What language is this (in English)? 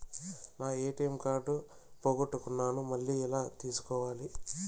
Telugu